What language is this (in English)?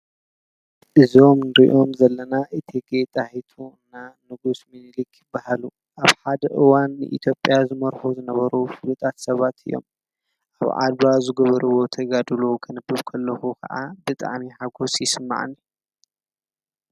Tigrinya